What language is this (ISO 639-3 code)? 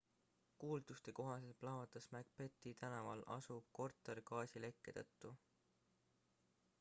est